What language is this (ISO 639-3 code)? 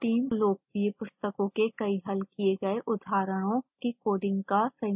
hin